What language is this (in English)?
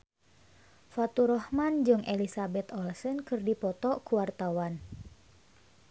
Sundanese